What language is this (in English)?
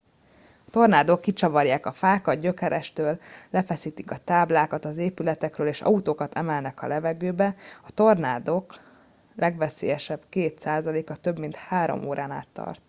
Hungarian